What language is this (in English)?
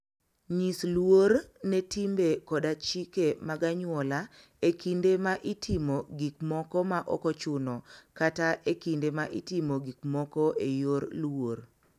Luo (Kenya and Tanzania)